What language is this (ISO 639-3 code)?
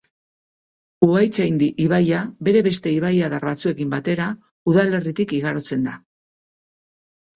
eus